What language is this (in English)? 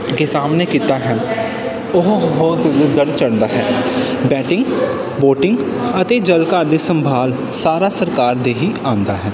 Punjabi